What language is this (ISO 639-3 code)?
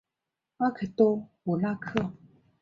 zho